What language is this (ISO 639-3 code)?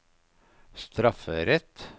nor